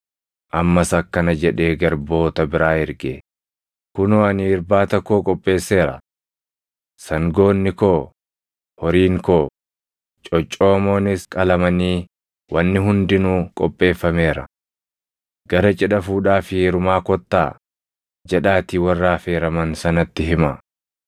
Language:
Oromo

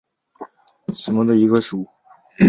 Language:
Chinese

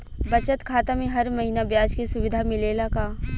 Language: Bhojpuri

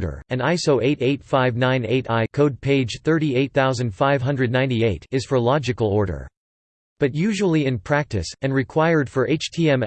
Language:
English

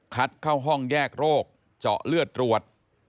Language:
Thai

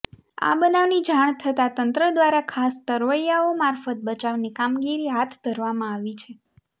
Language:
Gujarati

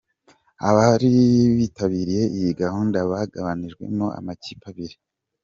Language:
Kinyarwanda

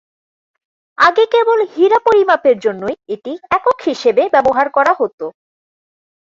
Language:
Bangla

